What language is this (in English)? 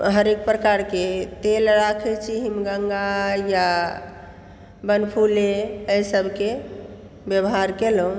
Maithili